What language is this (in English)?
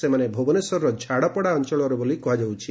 Odia